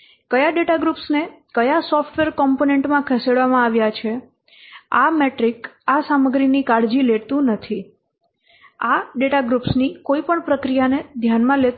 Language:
Gujarati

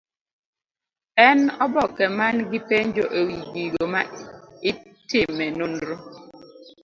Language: Luo (Kenya and Tanzania)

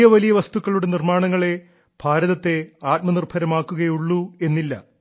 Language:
Malayalam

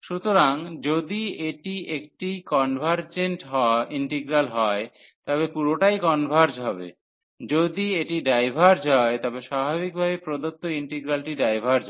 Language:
Bangla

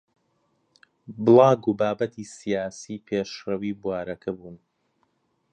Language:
Central Kurdish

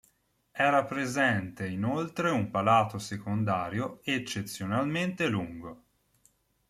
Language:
Italian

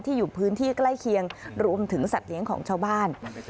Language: Thai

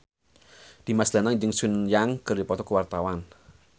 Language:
Sundanese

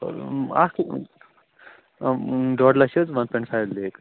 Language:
Kashmiri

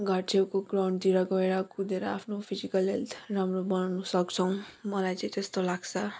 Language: Nepali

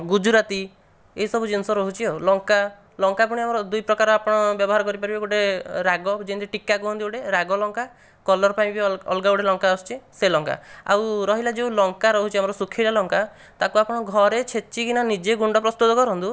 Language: Odia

